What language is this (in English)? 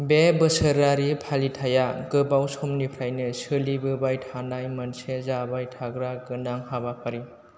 Bodo